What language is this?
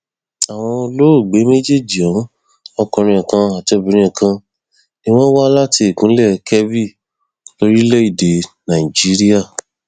Yoruba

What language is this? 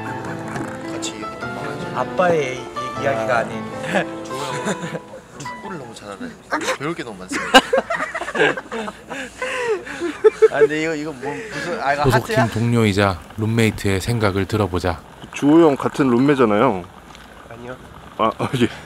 Korean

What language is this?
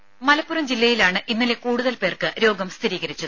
Malayalam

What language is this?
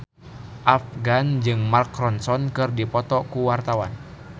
Sundanese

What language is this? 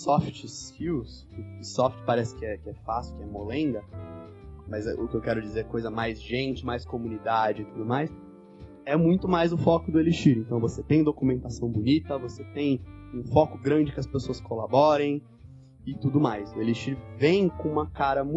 Portuguese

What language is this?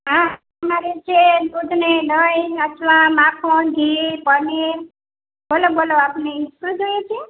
Gujarati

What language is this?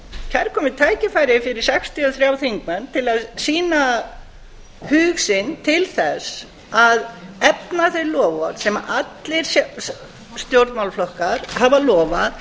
Icelandic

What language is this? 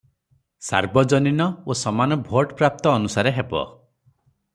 Odia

